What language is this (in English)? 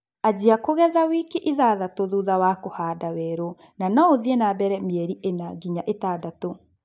Kikuyu